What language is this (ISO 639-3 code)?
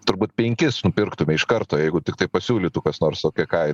lit